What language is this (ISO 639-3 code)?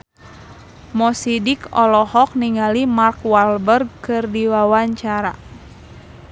sun